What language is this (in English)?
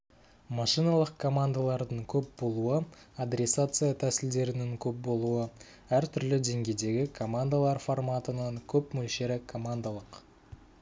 Kazakh